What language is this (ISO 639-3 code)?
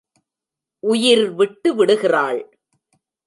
tam